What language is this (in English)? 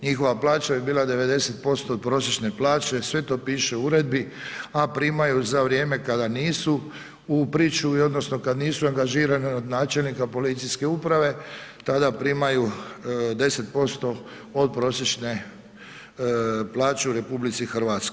Croatian